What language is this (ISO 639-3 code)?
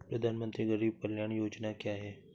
hin